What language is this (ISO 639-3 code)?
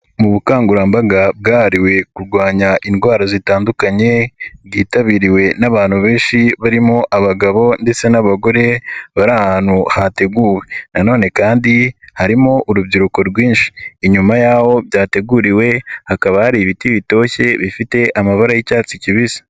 kin